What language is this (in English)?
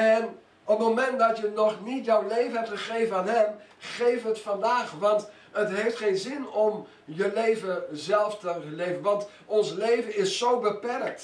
Dutch